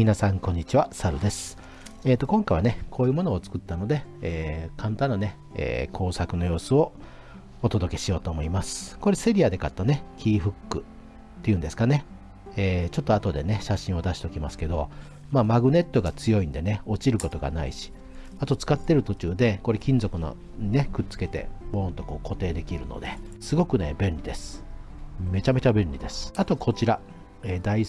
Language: Japanese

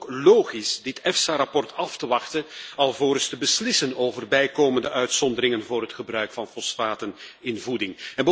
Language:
Dutch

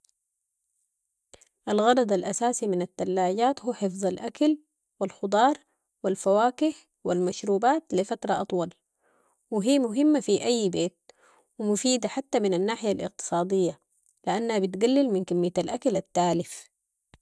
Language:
Sudanese Arabic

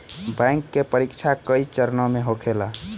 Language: Bhojpuri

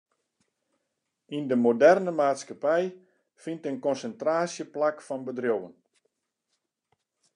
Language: Western Frisian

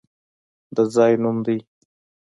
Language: Pashto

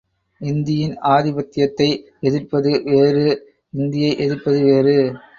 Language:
Tamil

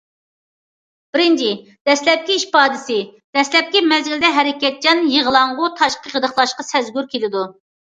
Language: Uyghur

